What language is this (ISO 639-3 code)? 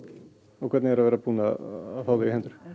isl